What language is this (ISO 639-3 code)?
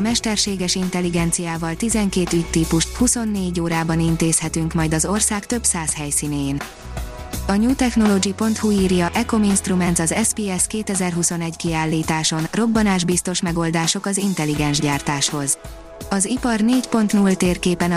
hun